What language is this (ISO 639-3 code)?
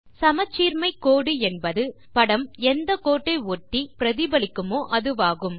tam